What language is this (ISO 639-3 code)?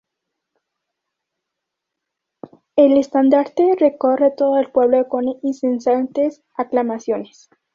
spa